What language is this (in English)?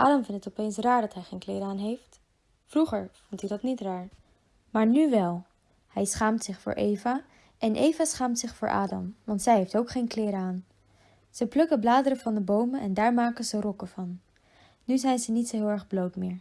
Dutch